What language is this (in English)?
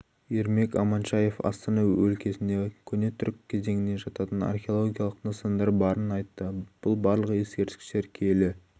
Kazakh